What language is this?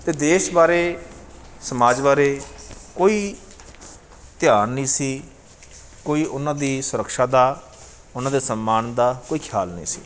Punjabi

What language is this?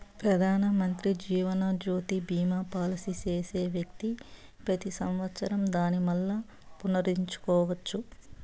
Telugu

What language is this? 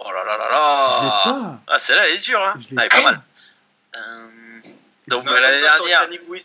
French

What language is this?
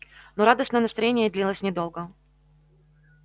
Russian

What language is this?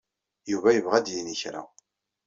Kabyle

